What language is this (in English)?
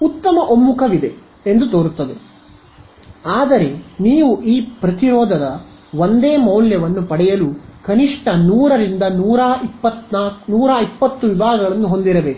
Kannada